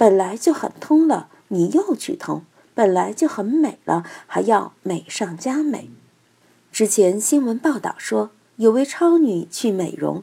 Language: Chinese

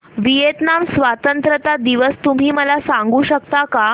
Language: Marathi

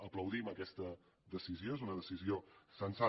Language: Catalan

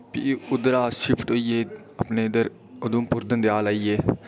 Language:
Dogri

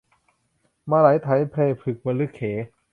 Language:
Thai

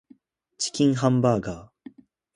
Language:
Japanese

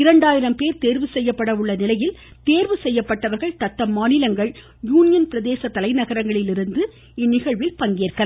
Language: Tamil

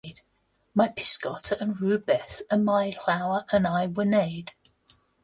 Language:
Welsh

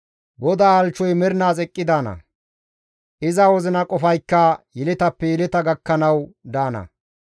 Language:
Gamo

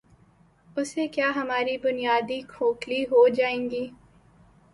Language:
Urdu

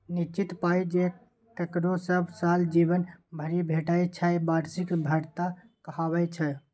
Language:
Maithili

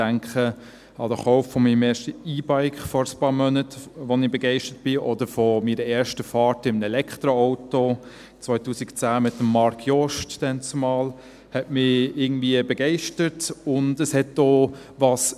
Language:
Swiss German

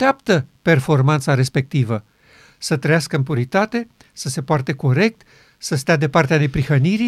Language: Romanian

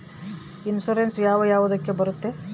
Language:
Kannada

